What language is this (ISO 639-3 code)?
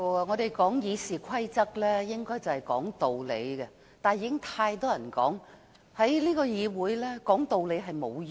yue